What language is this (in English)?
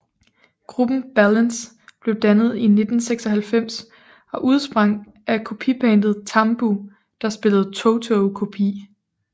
Danish